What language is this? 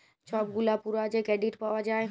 Bangla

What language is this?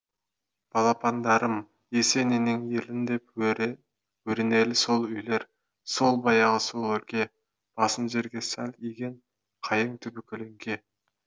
Kazakh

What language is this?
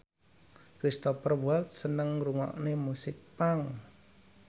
Javanese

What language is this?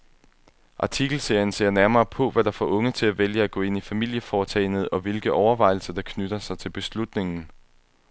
Danish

